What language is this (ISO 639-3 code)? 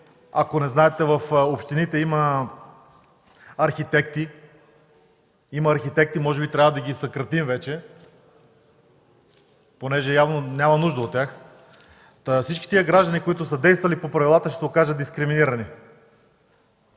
bul